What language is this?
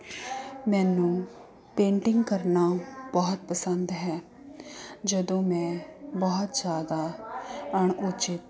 Punjabi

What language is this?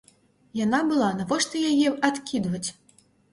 Belarusian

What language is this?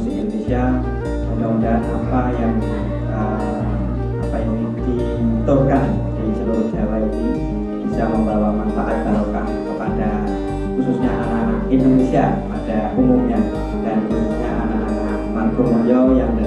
Indonesian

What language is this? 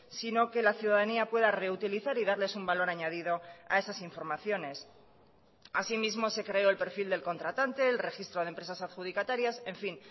Spanish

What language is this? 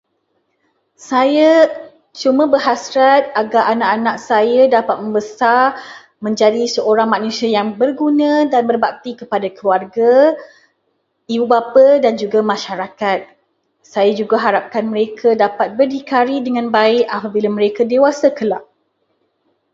Malay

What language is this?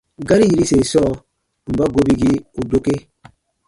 Baatonum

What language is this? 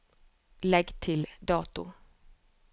Norwegian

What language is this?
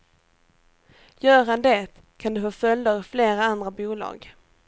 Swedish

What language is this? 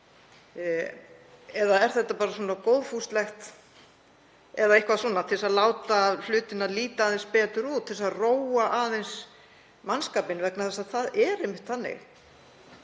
Icelandic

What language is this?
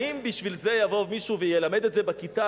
Hebrew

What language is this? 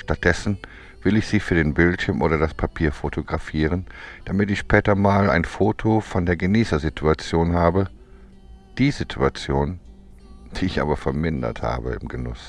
German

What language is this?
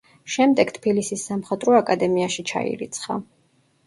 Georgian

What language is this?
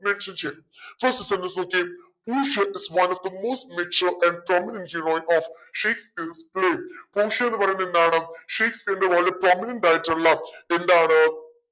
Malayalam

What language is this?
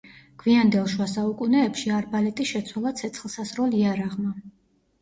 Georgian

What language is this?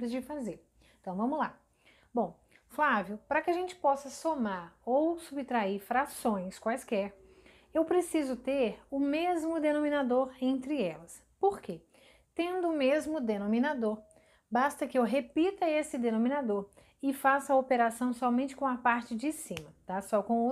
Portuguese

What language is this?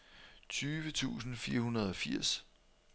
Danish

